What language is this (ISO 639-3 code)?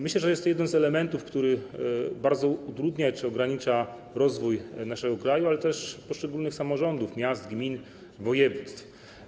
pol